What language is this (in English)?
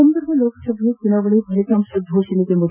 Kannada